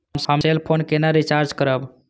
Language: Maithili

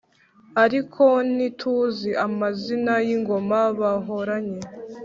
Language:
Kinyarwanda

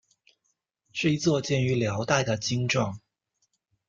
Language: Chinese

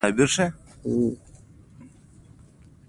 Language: Pashto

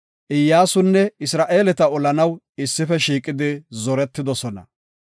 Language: Gofa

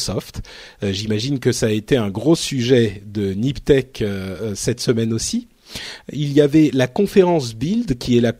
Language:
French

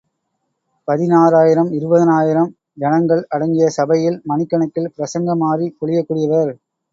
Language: Tamil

